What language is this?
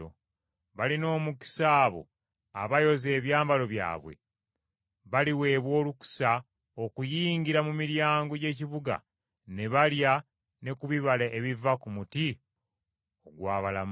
Ganda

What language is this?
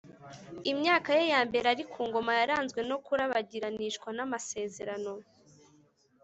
Kinyarwanda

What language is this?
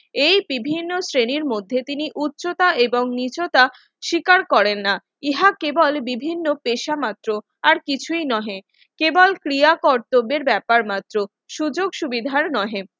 Bangla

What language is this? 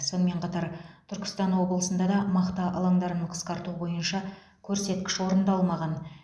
Kazakh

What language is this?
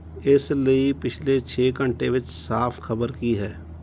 Punjabi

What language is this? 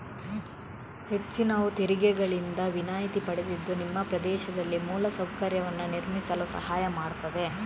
Kannada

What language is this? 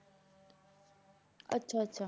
Punjabi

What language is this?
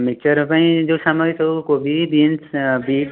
Odia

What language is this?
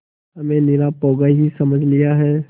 Hindi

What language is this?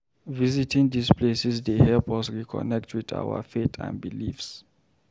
Nigerian Pidgin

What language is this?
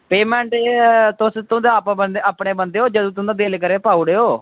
Dogri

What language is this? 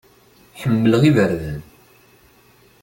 Kabyle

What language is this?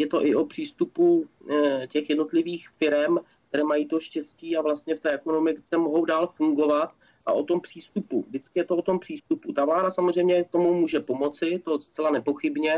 Czech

